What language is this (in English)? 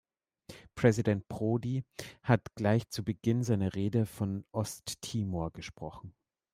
German